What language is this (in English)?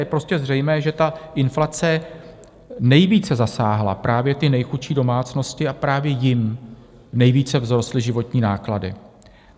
Czech